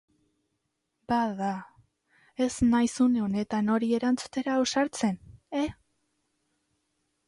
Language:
Basque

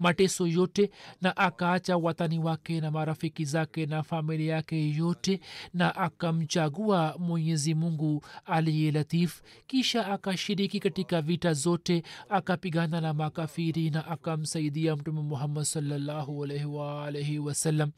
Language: Swahili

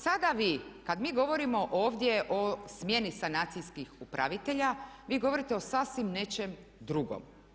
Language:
Croatian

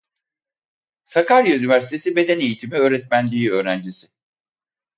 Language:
Turkish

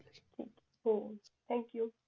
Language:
Marathi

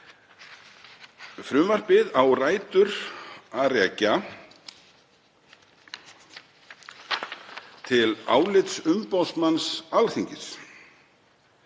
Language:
Icelandic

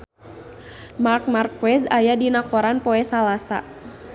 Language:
Sundanese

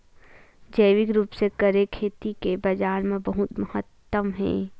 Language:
Chhattisgarhi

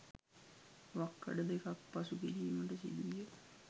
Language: Sinhala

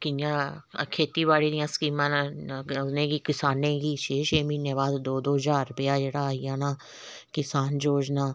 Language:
Dogri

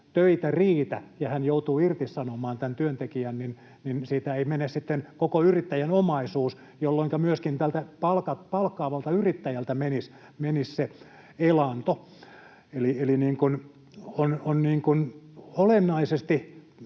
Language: Finnish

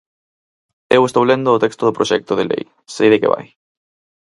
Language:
Galician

